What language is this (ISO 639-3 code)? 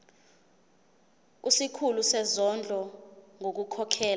zul